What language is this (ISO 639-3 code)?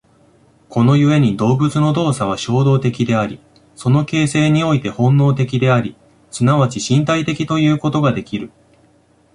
jpn